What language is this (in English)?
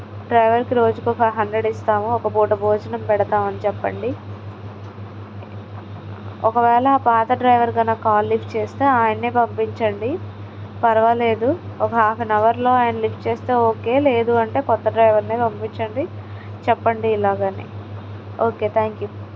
Telugu